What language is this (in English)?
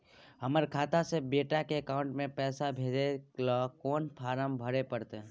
Maithili